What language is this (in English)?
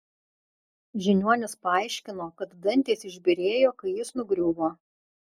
Lithuanian